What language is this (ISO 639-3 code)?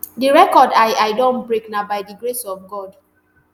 pcm